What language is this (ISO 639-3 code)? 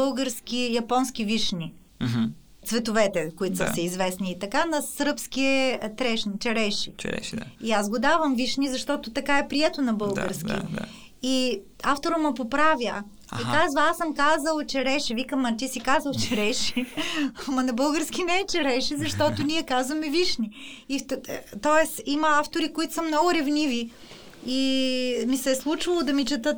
bul